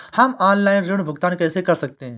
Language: Hindi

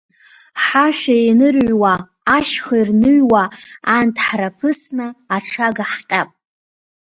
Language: Abkhazian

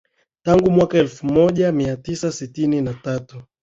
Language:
Swahili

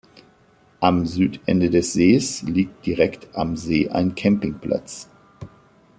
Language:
German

